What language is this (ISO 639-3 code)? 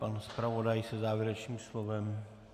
ces